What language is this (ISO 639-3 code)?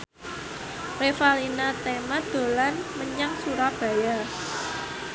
jav